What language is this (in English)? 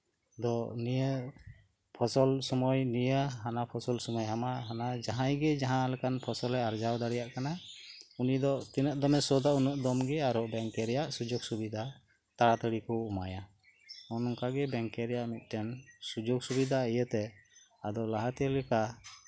Santali